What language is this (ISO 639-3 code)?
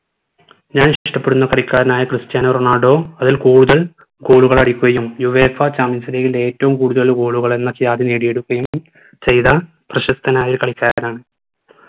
mal